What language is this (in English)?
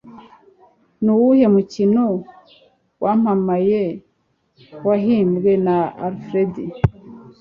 Kinyarwanda